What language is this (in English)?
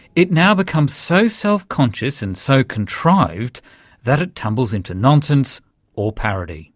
English